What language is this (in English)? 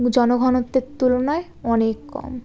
Bangla